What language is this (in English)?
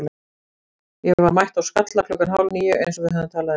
Icelandic